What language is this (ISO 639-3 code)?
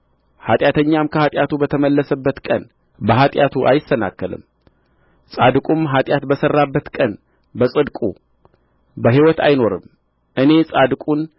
amh